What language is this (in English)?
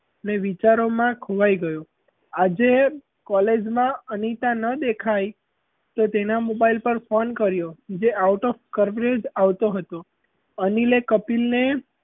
Gujarati